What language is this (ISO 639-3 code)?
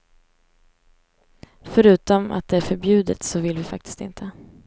swe